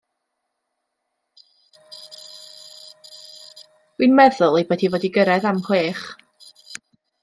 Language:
Welsh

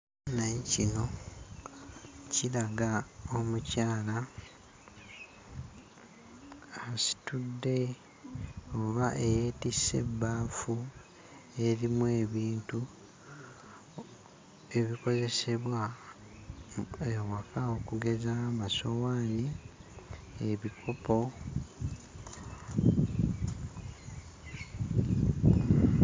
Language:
Ganda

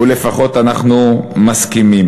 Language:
Hebrew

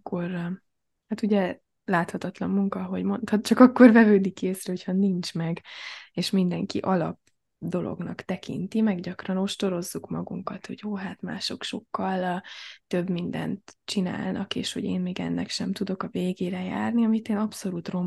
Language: Hungarian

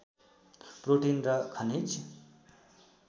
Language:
Nepali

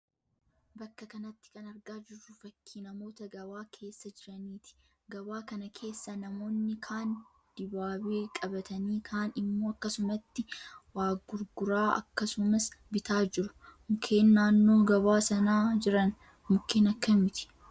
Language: Oromo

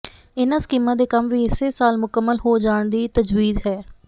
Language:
Punjabi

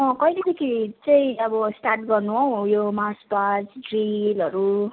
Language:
Nepali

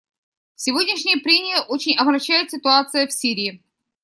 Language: Russian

